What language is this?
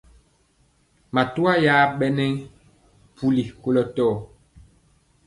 Mpiemo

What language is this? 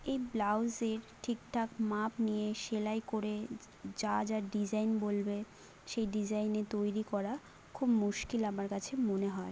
Bangla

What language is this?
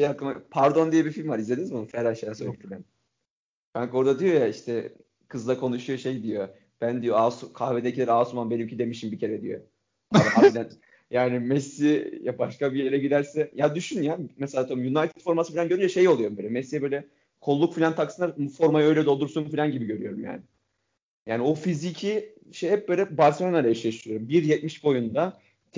Turkish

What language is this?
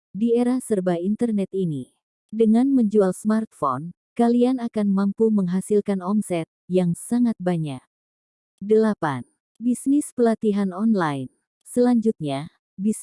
Indonesian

